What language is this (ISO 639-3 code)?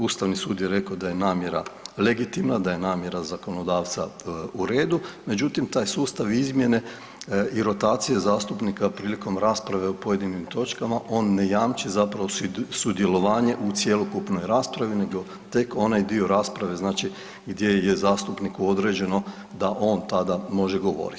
hrv